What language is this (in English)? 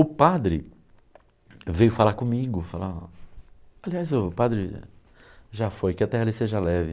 Portuguese